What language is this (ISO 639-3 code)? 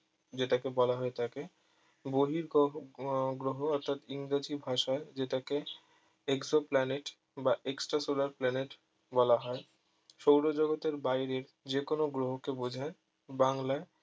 ben